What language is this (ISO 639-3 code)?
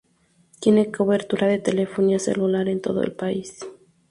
spa